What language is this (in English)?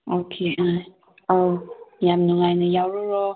Manipuri